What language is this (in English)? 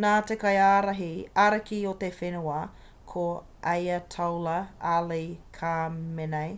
Māori